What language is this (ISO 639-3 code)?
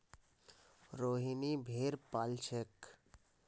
mag